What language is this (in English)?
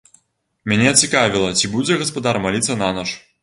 Belarusian